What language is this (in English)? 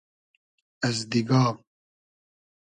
Hazaragi